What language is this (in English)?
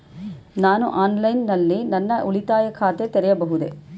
Kannada